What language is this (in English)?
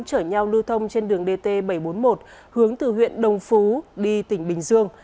Vietnamese